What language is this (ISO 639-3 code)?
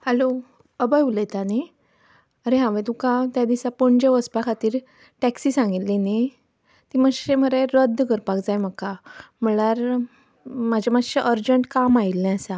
kok